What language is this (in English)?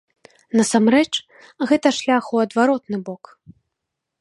Belarusian